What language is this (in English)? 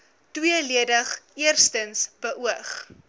Afrikaans